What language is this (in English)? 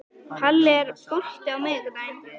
Icelandic